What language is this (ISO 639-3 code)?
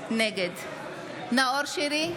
heb